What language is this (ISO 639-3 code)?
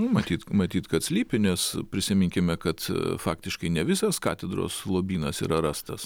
lit